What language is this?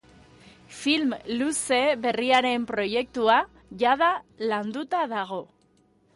Basque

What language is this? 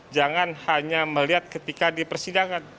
Indonesian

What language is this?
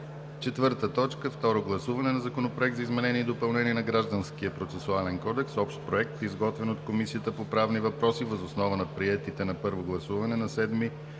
Bulgarian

